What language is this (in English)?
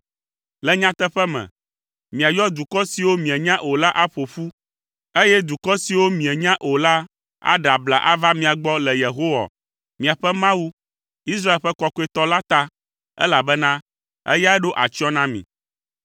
Ewe